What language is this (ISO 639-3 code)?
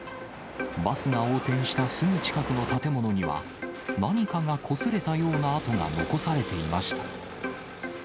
jpn